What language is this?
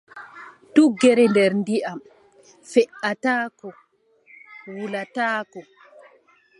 Adamawa Fulfulde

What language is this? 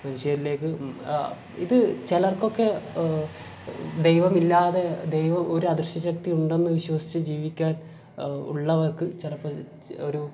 Malayalam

